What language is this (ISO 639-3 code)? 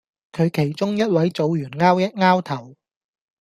yue